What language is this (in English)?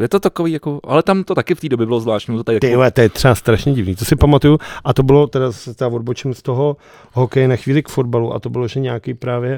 Czech